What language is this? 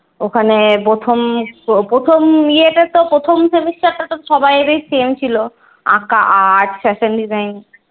Bangla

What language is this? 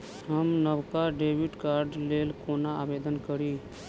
Maithili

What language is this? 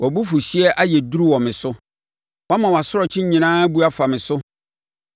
Akan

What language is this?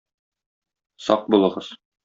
Tatar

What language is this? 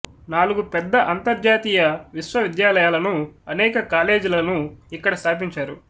Telugu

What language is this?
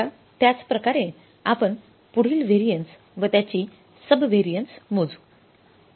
Marathi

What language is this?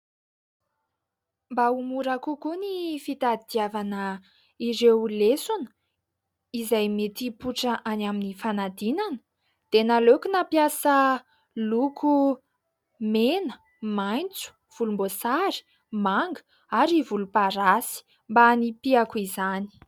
Malagasy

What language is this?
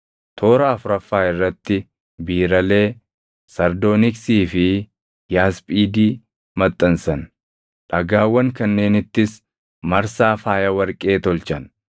Oromo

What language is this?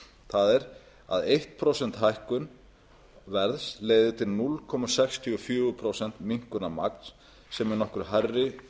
Icelandic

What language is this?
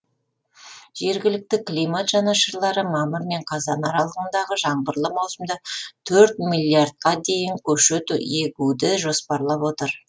Kazakh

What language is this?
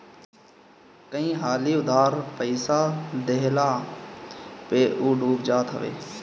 Bhojpuri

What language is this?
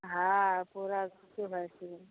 Maithili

